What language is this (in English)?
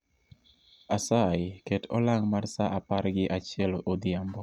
Luo (Kenya and Tanzania)